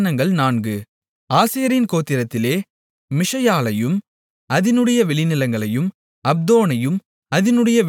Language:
Tamil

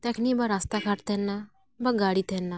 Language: Santali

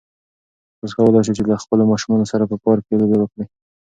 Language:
Pashto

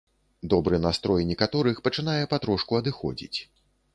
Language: Belarusian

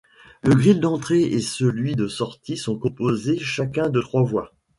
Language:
French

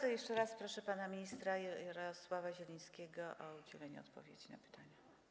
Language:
Polish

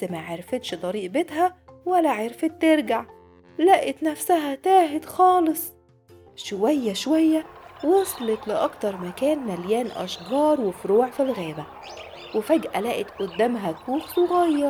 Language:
Arabic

